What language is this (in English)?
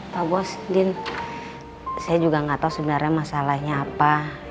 Indonesian